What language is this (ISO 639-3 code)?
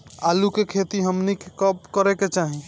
bho